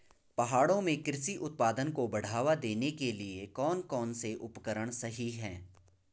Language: Hindi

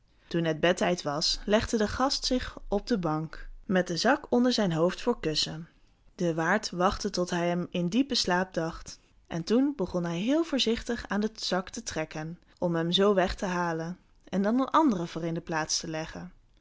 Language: Dutch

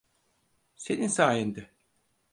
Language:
Turkish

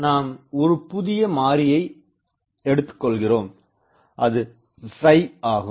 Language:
Tamil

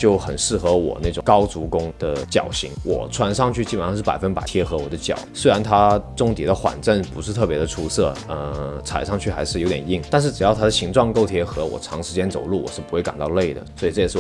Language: Chinese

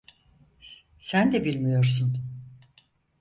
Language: Turkish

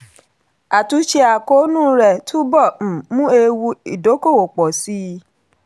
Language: Yoruba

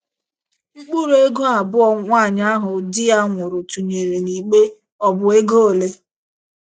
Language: Igbo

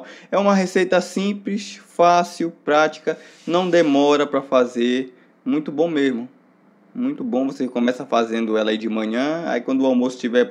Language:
Portuguese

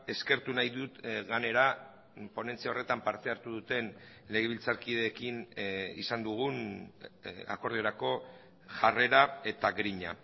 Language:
Basque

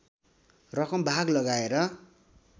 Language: Nepali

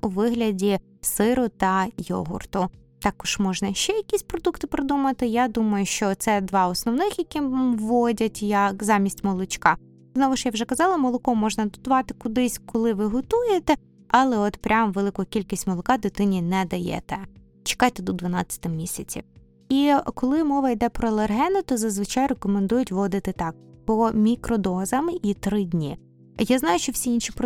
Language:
Ukrainian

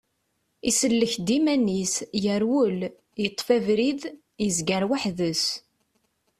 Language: Kabyle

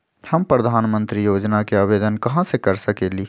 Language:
Magahi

